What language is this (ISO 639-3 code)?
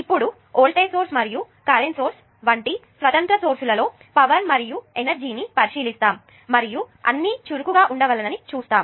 tel